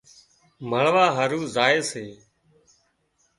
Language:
Wadiyara Koli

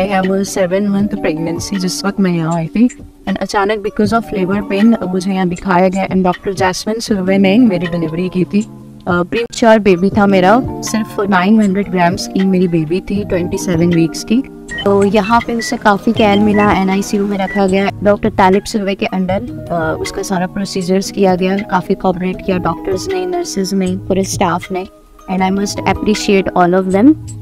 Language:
Hindi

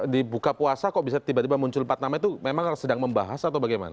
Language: Indonesian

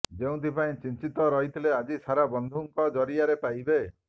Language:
Odia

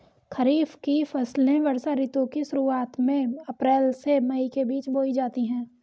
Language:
Hindi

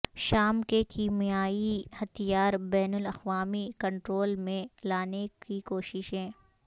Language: Urdu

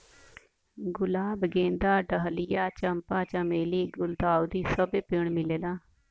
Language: Bhojpuri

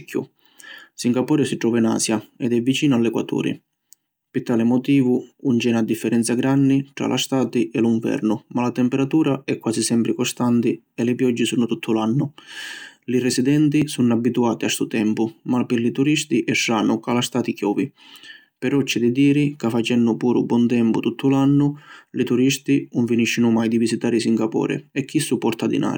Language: Sicilian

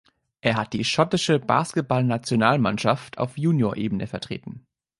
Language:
German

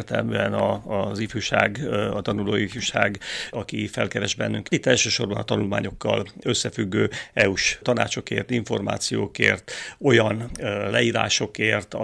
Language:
Hungarian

